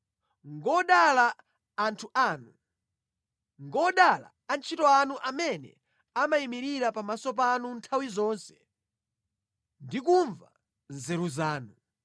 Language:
Nyanja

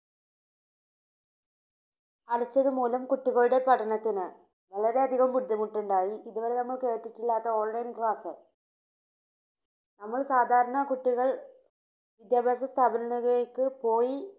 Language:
Malayalam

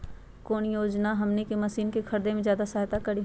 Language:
Magahi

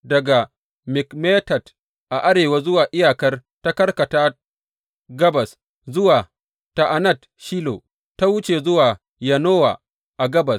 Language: Hausa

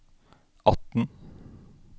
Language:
Norwegian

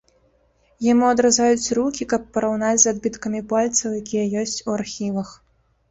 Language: Belarusian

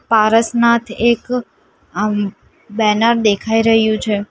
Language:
Gujarati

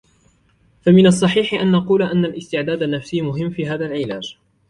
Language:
Arabic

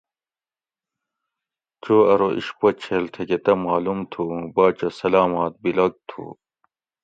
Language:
Gawri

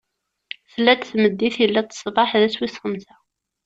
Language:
Kabyle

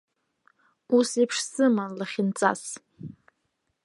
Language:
Abkhazian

